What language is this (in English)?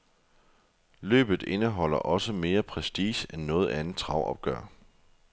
Danish